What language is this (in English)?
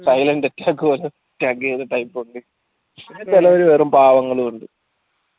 Malayalam